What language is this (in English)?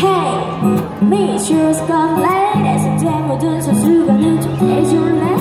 Korean